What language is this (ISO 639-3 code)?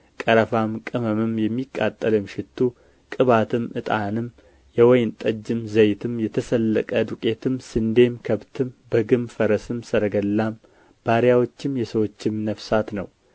amh